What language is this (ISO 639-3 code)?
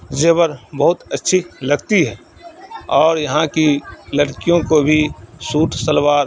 urd